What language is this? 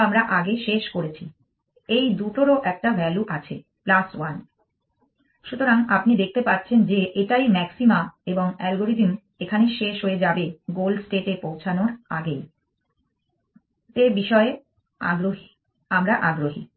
Bangla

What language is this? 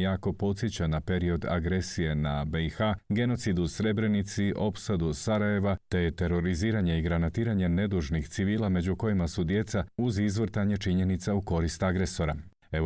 Croatian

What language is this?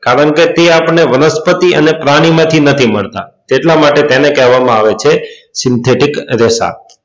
Gujarati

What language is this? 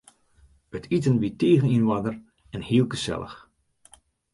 Western Frisian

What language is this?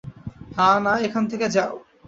Bangla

